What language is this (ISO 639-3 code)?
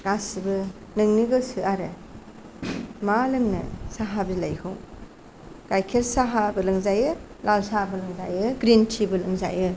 brx